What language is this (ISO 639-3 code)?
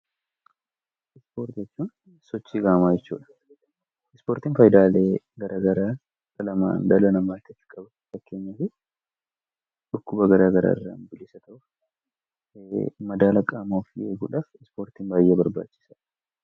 orm